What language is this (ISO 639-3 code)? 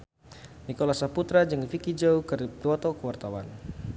sun